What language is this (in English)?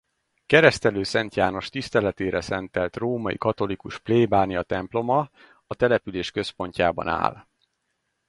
Hungarian